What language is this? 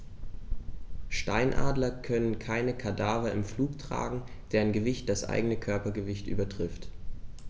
German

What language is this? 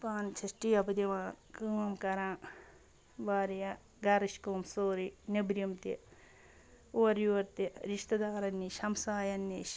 Kashmiri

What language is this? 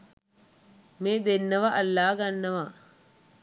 Sinhala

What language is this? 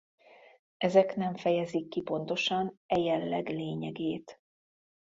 Hungarian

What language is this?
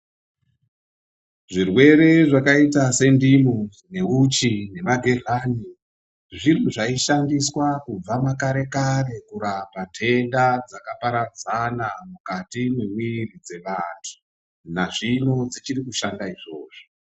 Ndau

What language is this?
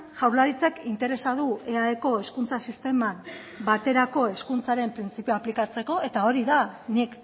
Basque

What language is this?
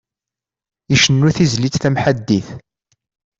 Kabyle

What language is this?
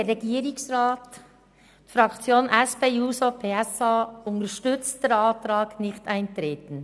Swiss German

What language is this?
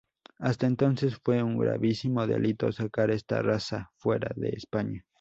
Spanish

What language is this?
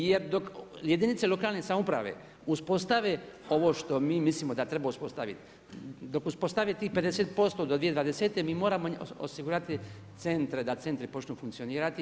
Croatian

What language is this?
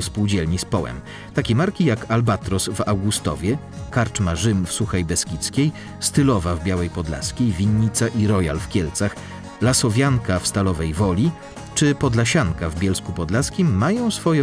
Polish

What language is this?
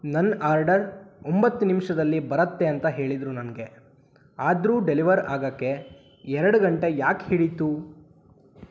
Kannada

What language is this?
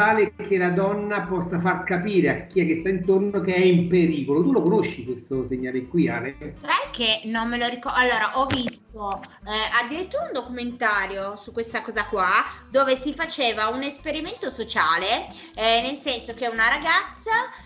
Italian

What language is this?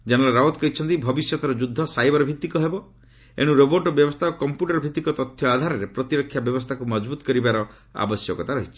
Odia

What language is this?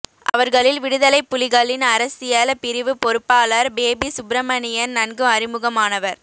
Tamil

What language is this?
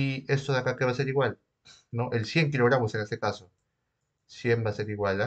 Spanish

